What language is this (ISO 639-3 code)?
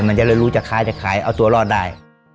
tha